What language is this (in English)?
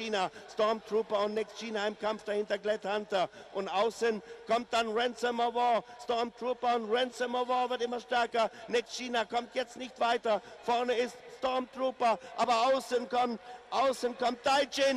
German